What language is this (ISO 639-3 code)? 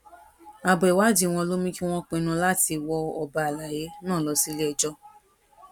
yor